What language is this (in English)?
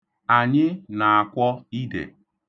Igbo